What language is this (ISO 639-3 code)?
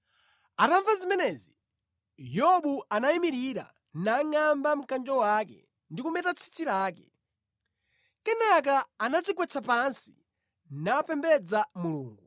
nya